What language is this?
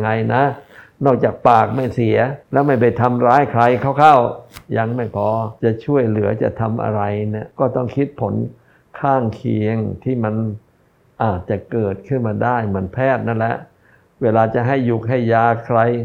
Thai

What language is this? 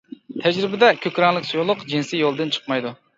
Uyghur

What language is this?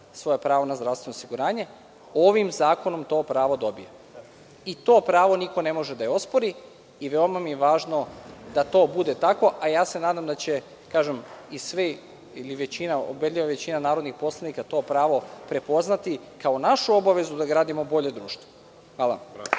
Serbian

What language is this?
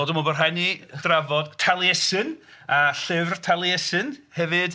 Welsh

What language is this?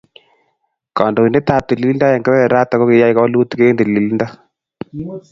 Kalenjin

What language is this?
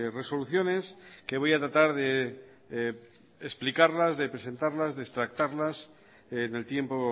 Spanish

